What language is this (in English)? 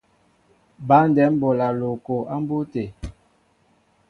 Mbo (Cameroon)